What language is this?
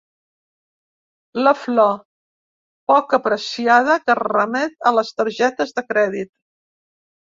Catalan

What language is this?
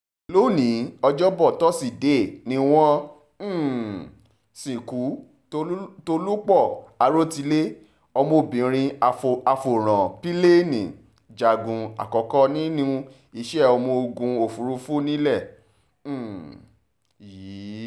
Yoruba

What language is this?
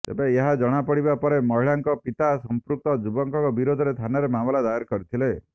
Odia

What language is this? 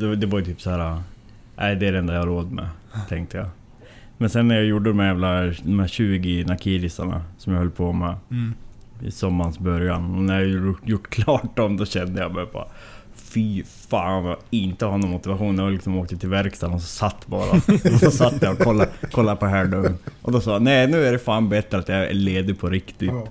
Swedish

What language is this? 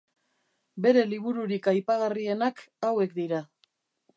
Basque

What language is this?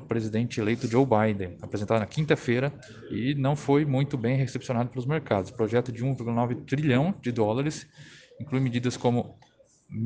Portuguese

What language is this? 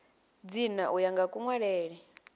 Venda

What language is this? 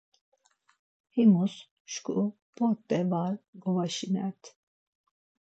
Laz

